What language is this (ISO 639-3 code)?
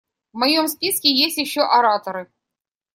rus